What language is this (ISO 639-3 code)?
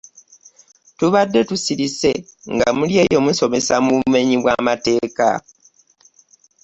lug